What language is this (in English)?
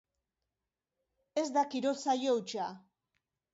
Basque